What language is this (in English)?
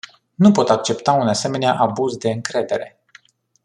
Romanian